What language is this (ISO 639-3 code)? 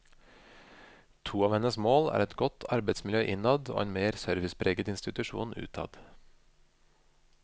nor